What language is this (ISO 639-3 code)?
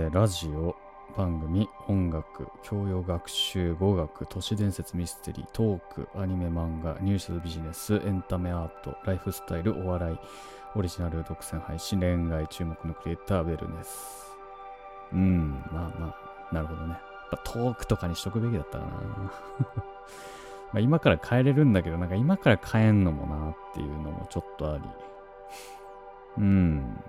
jpn